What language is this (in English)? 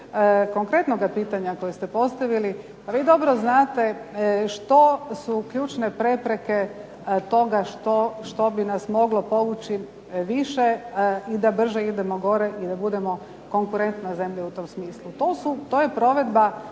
Croatian